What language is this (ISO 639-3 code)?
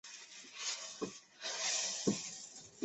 zho